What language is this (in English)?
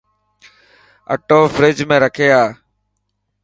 Dhatki